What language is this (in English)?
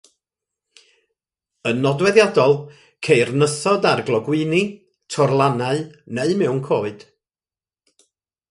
Welsh